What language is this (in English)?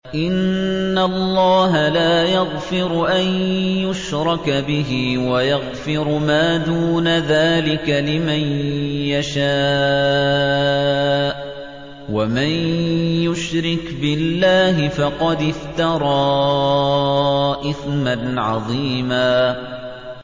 Arabic